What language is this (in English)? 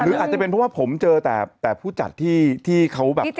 Thai